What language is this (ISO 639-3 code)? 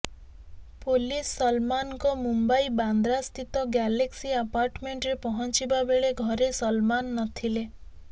ori